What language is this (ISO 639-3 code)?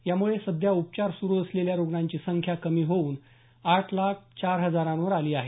mar